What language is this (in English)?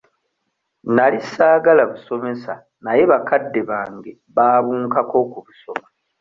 Ganda